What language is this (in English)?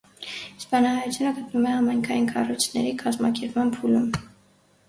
Armenian